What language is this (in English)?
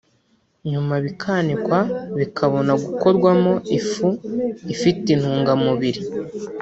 Kinyarwanda